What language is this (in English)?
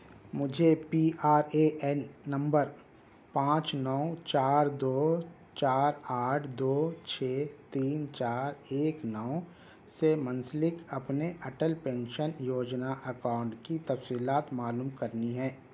Urdu